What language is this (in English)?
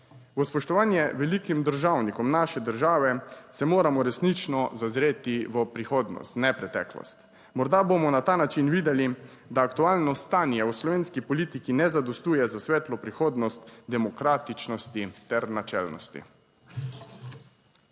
Slovenian